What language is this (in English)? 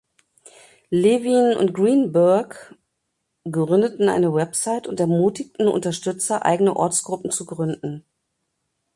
German